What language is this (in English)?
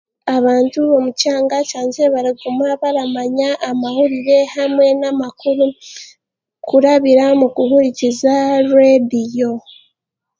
Chiga